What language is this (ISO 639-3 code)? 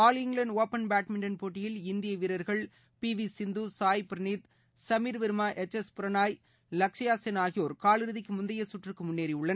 tam